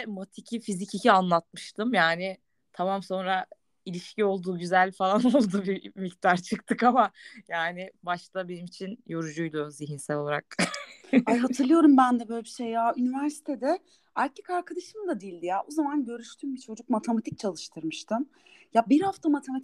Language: Turkish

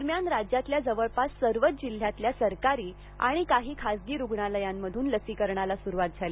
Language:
Marathi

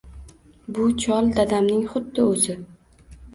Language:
Uzbek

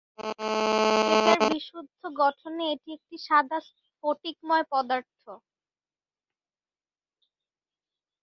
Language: Bangla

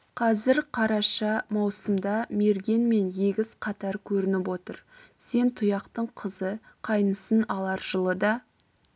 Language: Kazakh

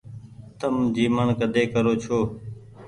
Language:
Goaria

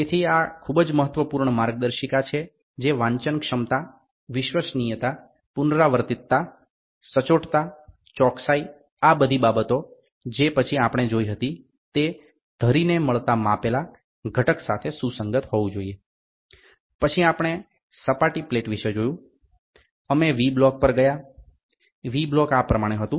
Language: Gujarati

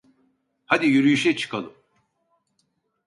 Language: Turkish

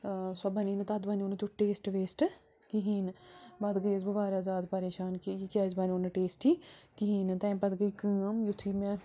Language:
Kashmiri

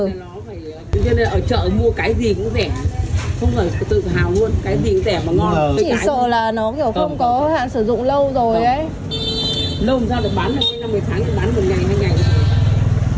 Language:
Vietnamese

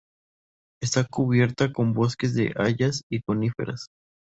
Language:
Spanish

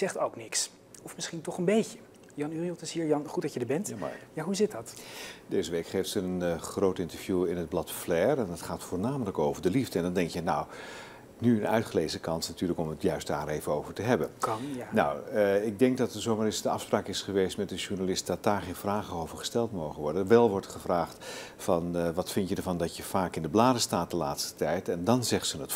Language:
Dutch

